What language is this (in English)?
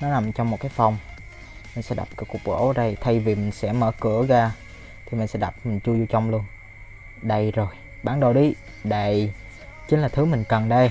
Vietnamese